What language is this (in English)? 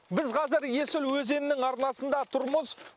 Kazakh